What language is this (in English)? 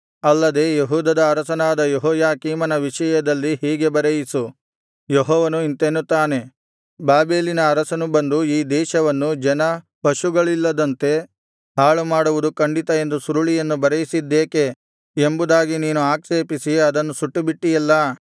Kannada